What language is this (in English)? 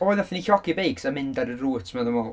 Welsh